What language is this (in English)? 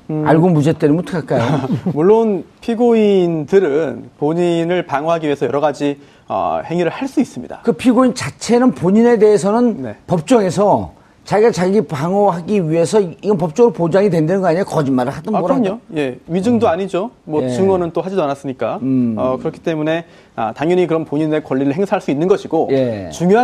Korean